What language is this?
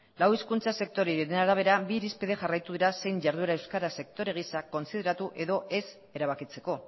Basque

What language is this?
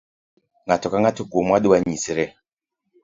Luo (Kenya and Tanzania)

